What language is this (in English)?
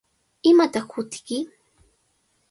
Cajatambo North Lima Quechua